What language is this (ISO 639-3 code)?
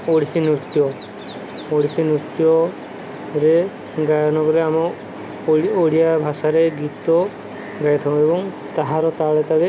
ori